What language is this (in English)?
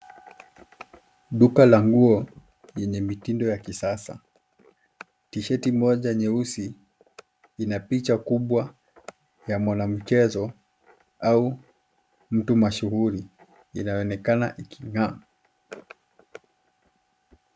Swahili